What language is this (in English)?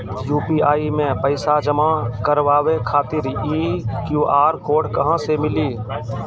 Maithili